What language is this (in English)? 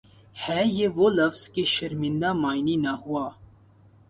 Urdu